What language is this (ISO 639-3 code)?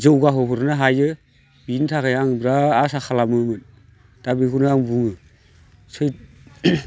brx